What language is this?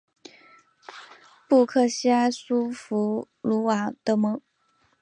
Chinese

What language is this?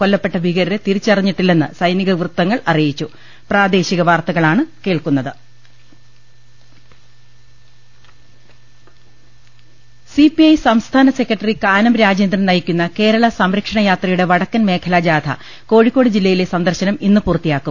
Malayalam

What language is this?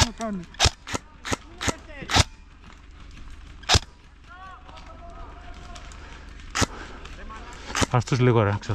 Greek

